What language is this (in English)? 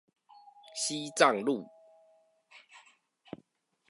Chinese